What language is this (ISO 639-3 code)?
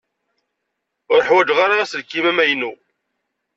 kab